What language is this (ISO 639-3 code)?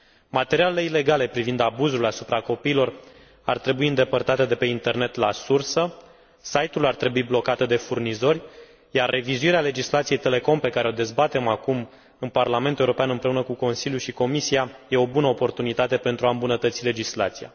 ron